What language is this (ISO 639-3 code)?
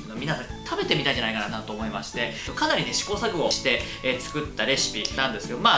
jpn